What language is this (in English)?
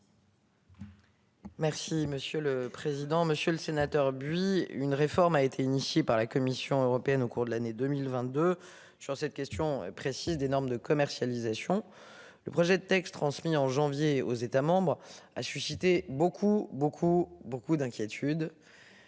French